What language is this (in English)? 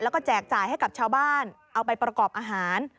Thai